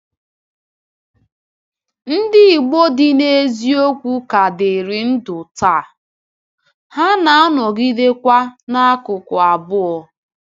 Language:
Igbo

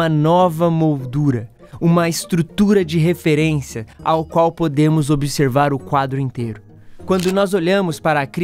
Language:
Portuguese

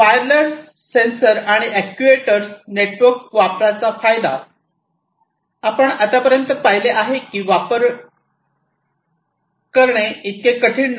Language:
Marathi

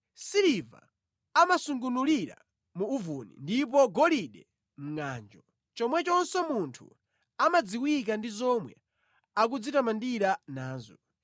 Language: Nyanja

